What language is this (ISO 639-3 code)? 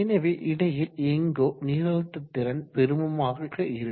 tam